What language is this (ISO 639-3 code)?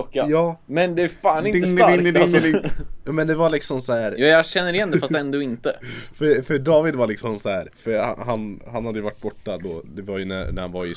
swe